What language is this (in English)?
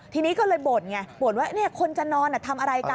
Thai